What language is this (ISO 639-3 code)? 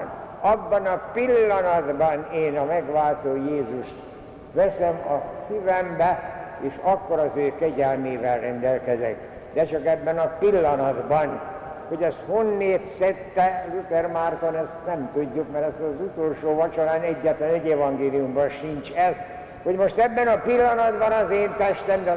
hun